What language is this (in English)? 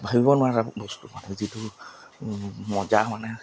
Assamese